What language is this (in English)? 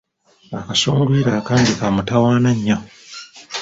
Ganda